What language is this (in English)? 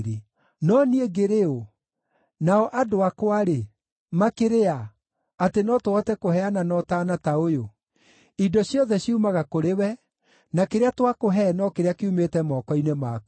Kikuyu